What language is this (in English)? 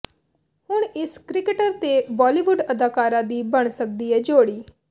Punjabi